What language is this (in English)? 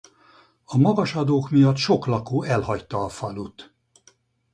Hungarian